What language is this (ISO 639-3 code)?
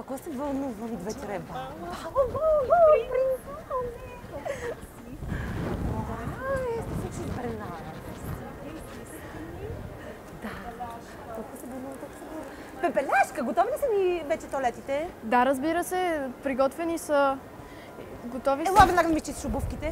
nld